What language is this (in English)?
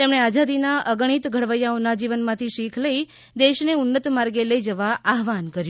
Gujarati